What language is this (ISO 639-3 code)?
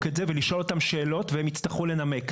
heb